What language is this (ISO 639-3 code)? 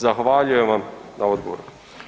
hrv